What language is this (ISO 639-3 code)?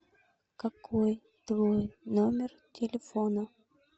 rus